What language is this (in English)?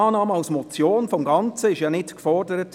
Swiss German